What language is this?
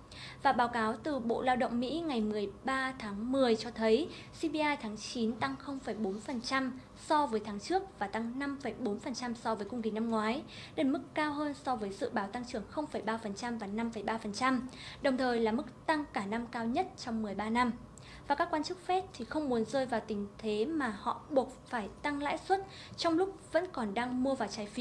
Vietnamese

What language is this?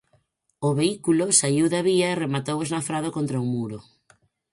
Galician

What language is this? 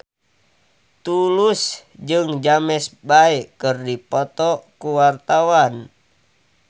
Sundanese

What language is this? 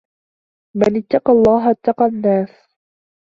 Arabic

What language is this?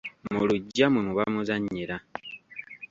Ganda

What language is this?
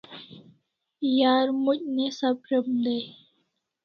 Kalasha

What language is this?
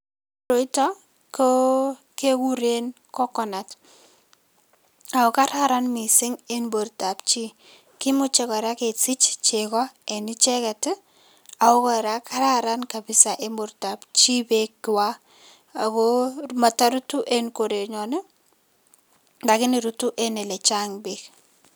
Kalenjin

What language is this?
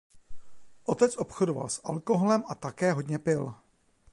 Czech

